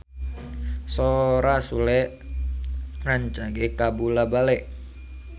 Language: Sundanese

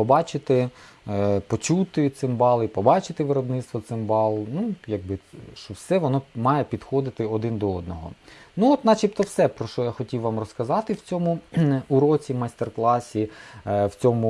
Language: Ukrainian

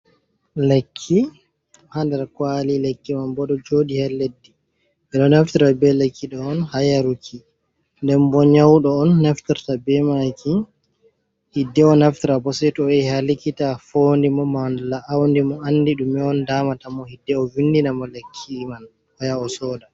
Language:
Fula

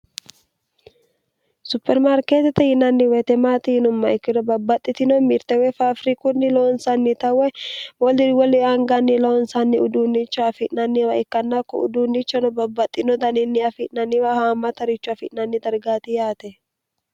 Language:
Sidamo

